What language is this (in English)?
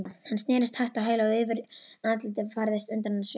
Icelandic